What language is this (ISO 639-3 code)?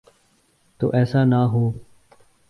urd